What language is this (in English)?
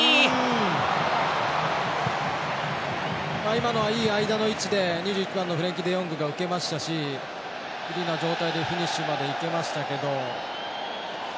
Japanese